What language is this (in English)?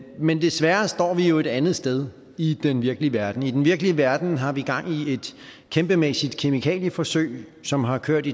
Danish